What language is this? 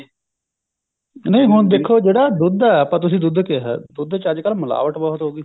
Punjabi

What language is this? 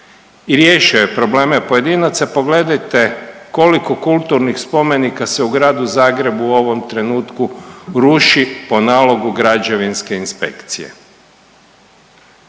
Croatian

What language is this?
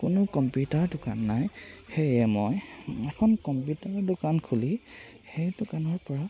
Assamese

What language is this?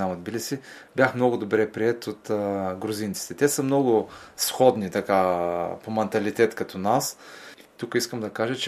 Bulgarian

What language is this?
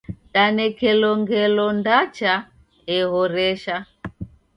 Taita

